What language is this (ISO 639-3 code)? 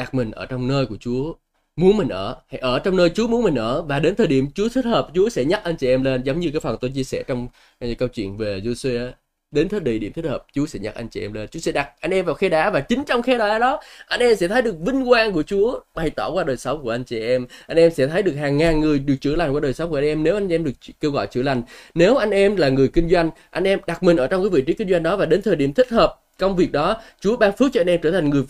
vie